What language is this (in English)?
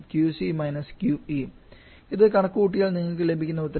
Malayalam